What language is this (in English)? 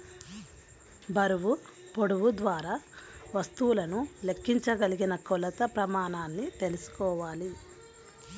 Telugu